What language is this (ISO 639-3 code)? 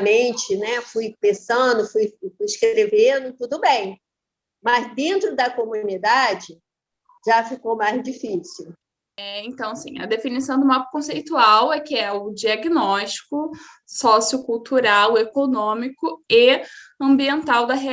por